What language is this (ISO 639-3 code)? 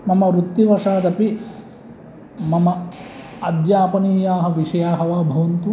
san